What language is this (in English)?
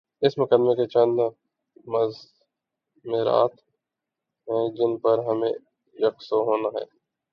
Urdu